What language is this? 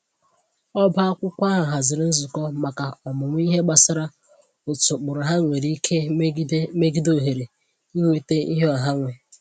Igbo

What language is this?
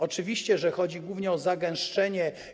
Polish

